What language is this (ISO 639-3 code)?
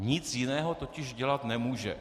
ces